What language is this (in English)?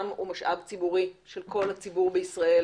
Hebrew